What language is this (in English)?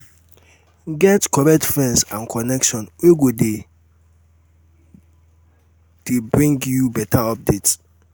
Nigerian Pidgin